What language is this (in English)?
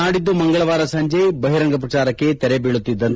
Kannada